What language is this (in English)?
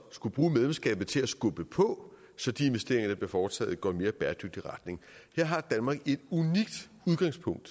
Danish